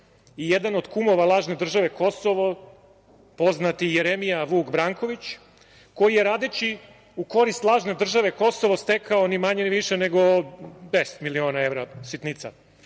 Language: Serbian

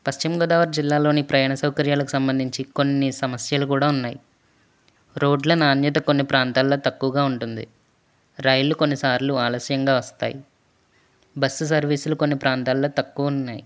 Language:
Telugu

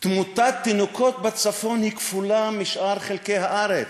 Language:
Hebrew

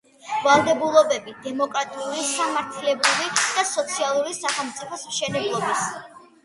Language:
Georgian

